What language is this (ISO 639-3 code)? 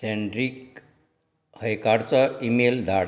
kok